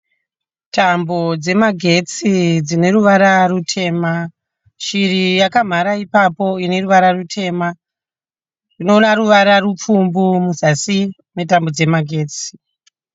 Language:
Shona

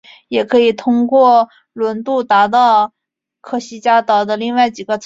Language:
Chinese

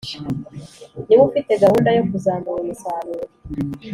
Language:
Kinyarwanda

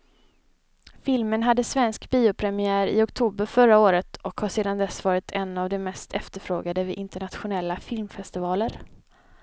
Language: Swedish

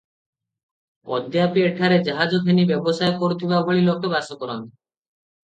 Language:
Odia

